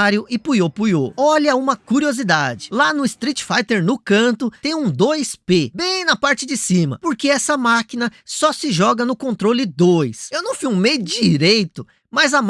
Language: Portuguese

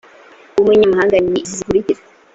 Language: Kinyarwanda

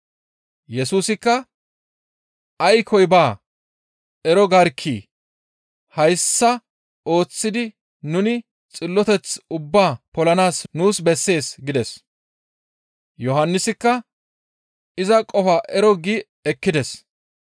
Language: Gamo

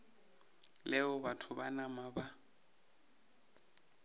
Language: Northern Sotho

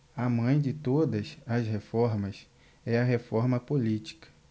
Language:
Portuguese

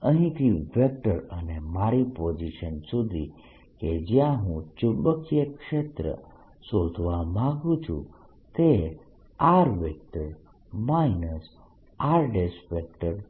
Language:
Gujarati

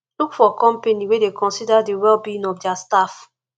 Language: Nigerian Pidgin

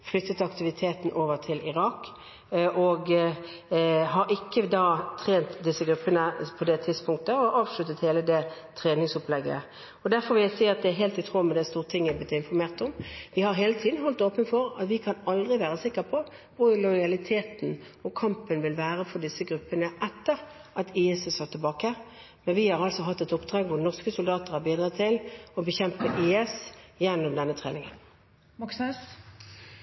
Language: Norwegian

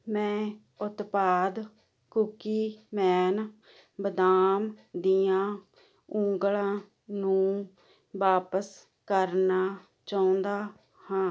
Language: Punjabi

